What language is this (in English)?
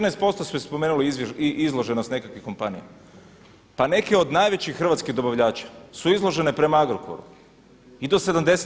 Croatian